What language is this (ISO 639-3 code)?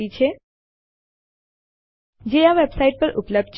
guj